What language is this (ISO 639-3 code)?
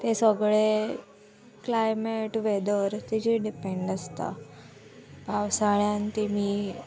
kok